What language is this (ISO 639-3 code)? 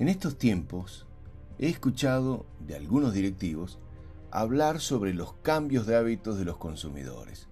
spa